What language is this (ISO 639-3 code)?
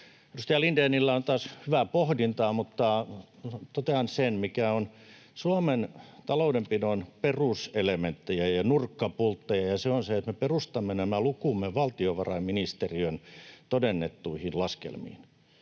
fin